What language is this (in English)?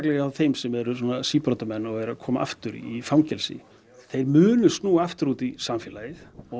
Icelandic